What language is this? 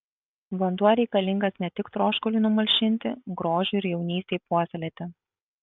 Lithuanian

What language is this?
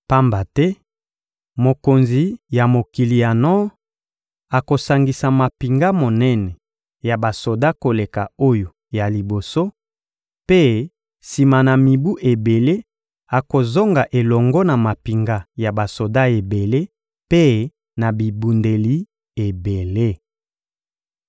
Lingala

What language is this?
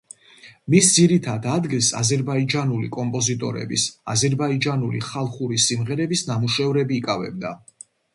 Georgian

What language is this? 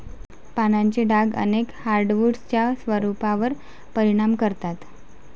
Marathi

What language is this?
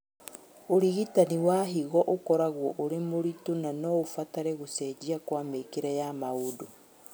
Kikuyu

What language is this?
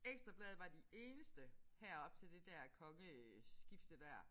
Danish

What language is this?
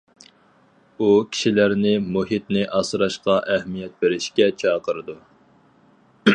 Uyghur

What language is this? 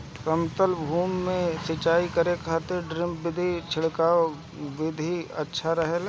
Bhojpuri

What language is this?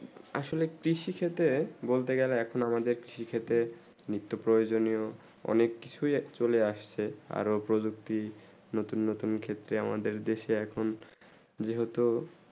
Bangla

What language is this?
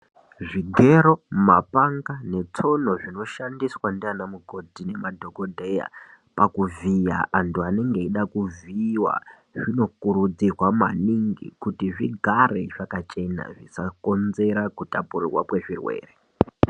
Ndau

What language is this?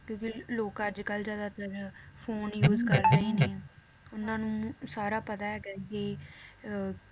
Punjabi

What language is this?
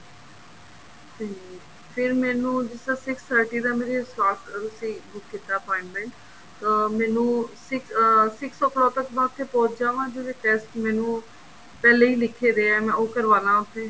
Punjabi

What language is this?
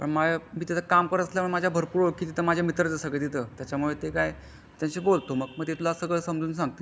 Marathi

